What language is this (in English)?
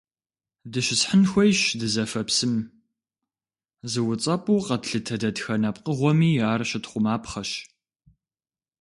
Kabardian